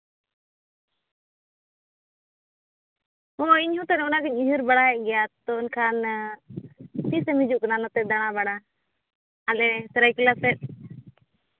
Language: Santali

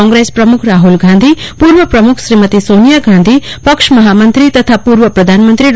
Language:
Gujarati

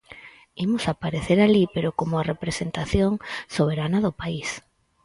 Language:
Galician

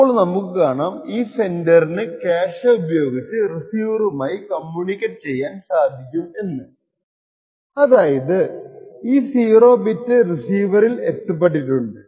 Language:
Malayalam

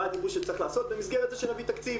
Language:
Hebrew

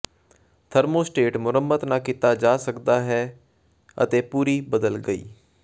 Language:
Punjabi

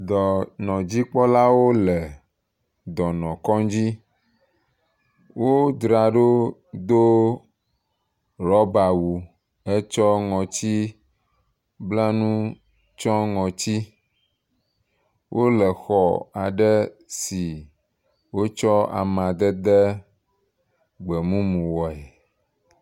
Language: Ewe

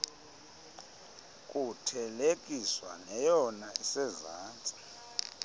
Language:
Xhosa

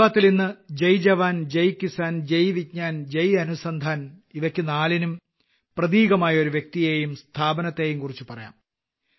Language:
Malayalam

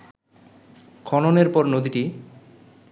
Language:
Bangla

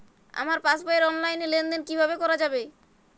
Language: Bangla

